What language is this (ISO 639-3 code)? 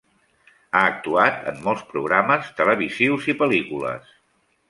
cat